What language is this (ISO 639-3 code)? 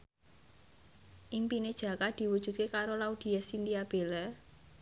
jav